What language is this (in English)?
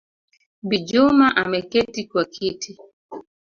Swahili